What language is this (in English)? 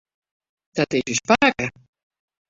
Western Frisian